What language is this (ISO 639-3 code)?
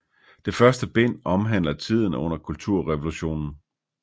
dan